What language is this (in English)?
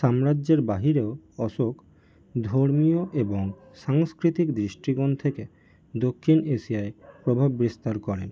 Bangla